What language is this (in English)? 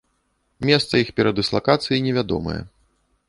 Belarusian